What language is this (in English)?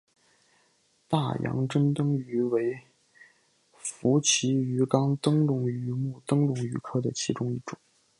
Chinese